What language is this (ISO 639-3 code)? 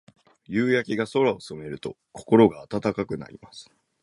jpn